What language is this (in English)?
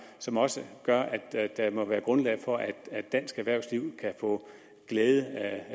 Danish